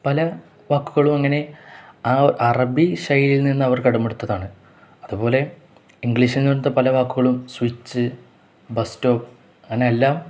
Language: Malayalam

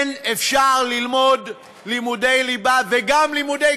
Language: Hebrew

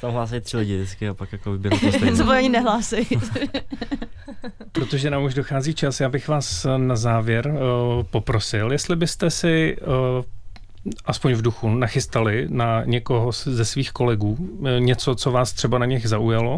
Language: Czech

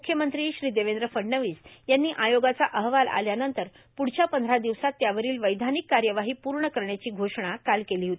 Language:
Marathi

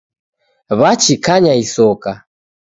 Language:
Taita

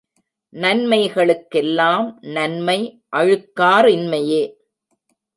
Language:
Tamil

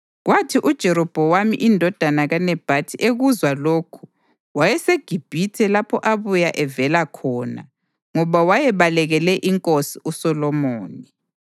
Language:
North Ndebele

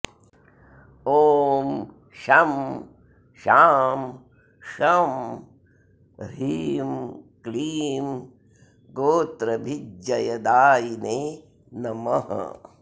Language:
Sanskrit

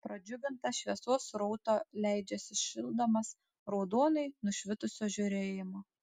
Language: Lithuanian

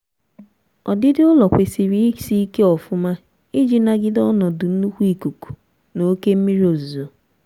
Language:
Igbo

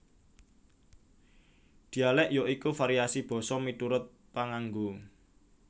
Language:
Javanese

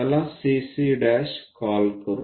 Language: Marathi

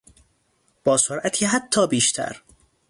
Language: Persian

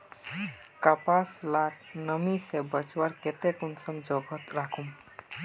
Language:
Magahi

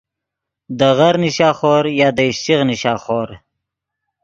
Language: Yidgha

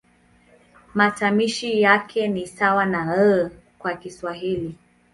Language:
Swahili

